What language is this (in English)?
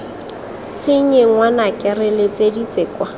Tswana